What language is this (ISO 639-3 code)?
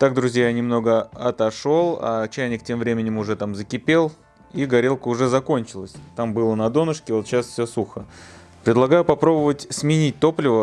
rus